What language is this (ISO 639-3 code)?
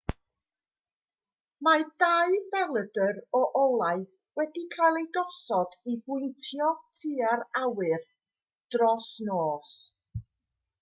cym